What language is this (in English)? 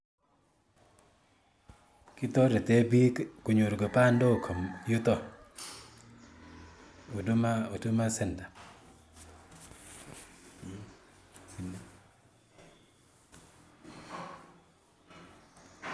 Kalenjin